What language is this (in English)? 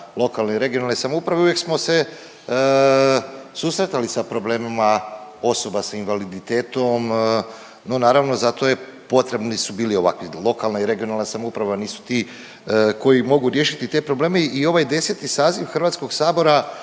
Croatian